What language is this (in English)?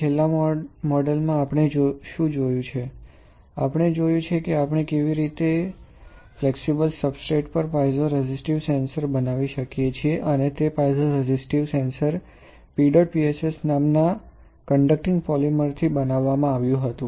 Gujarati